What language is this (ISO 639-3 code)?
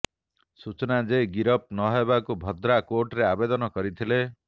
ori